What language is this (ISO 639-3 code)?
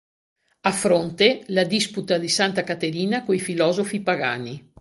ita